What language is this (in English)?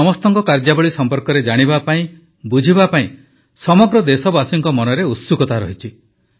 Odia